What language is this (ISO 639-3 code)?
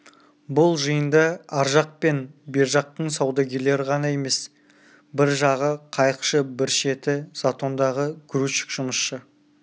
kaz